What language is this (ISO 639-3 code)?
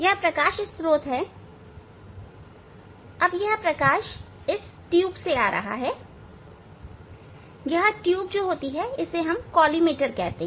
hin